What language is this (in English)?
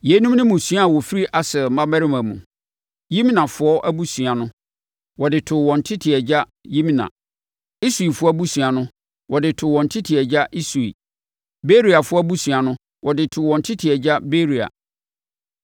Akan